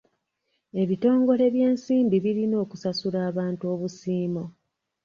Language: Ganda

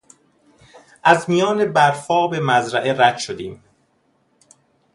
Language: Persian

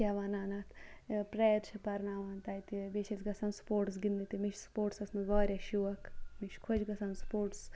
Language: Kashmiri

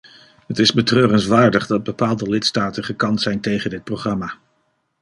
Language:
Dutch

